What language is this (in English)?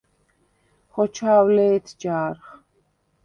Svan